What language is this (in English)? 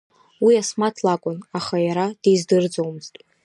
Abkhazian